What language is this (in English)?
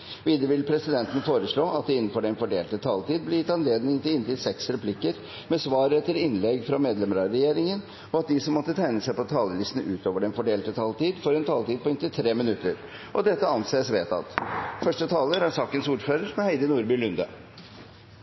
Norwegian Bokmål